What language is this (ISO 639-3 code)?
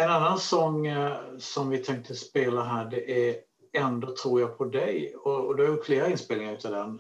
swe